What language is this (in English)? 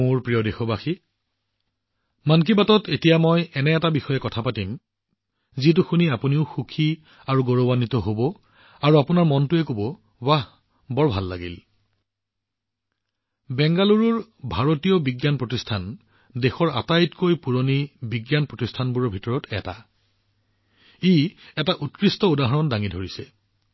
Assamese